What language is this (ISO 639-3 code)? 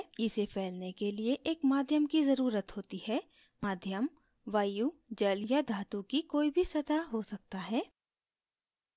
hin